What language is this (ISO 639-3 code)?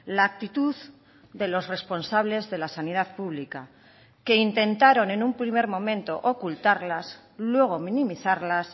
spa